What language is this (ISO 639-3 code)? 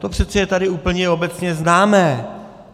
ces